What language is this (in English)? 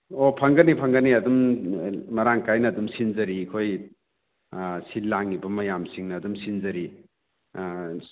Manipuri